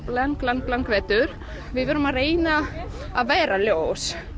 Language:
Icelandic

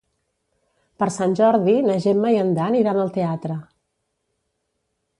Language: Catalan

